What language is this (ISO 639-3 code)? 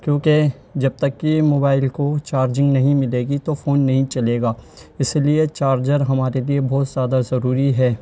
urd